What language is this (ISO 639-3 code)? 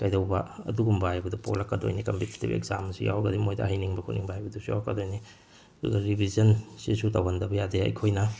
mni